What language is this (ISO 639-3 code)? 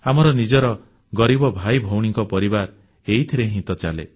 ori